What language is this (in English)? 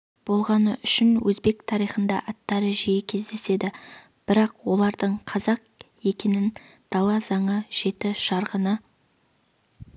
Kazakh